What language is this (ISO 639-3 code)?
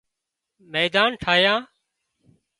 kxp